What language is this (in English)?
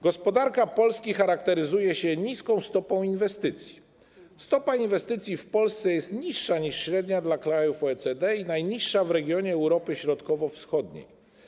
Polish